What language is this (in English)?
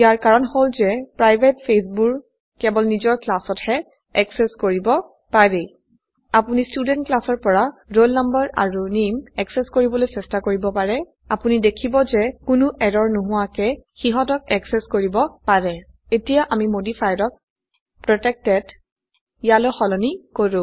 Assamese